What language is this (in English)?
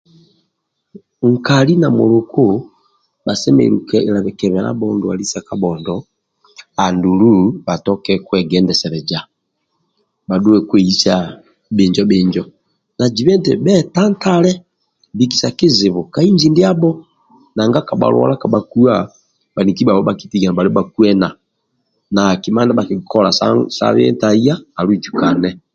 Amba (Uganda)